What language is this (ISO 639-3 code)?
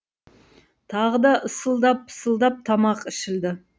kaz